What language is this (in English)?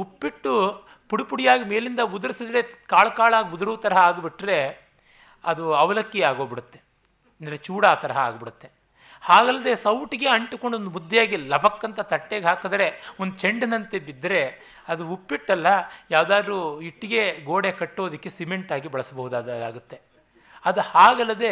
Kannada